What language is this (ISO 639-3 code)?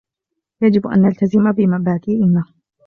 ara